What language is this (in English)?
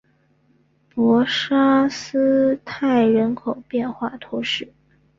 Chinese